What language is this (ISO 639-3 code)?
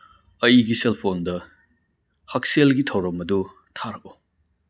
mni